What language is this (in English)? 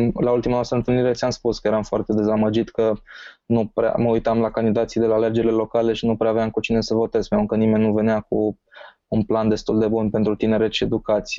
Romanian